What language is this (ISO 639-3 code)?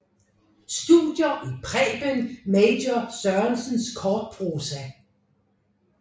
dan